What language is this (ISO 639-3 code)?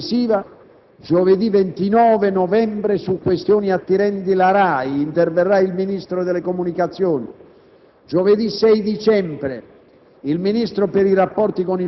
ita